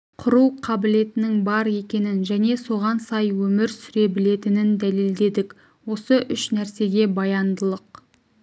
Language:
Kazakh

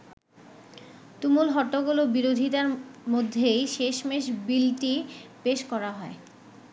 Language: Bangla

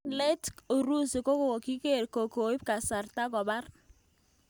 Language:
Kalenjin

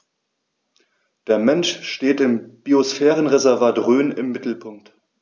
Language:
German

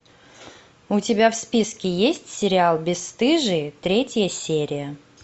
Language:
Russian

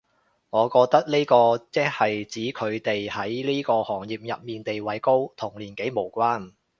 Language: Cantonese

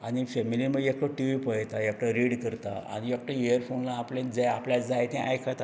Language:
Konkani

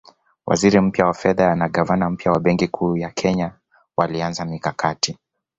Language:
Swahili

